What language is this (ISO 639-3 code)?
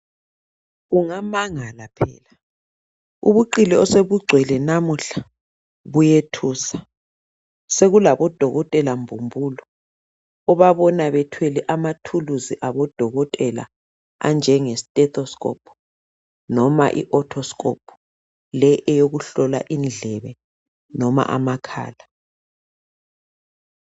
nde